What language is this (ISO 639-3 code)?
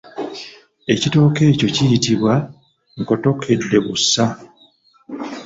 lug